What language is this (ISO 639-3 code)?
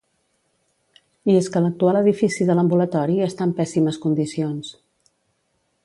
cat